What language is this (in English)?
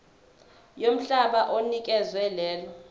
Zulu